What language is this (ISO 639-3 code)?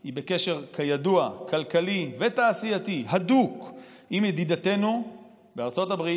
heb